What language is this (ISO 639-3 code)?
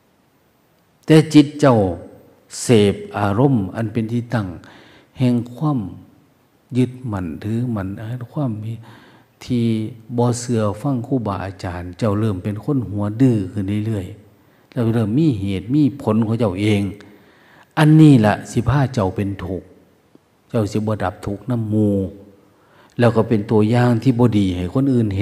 tha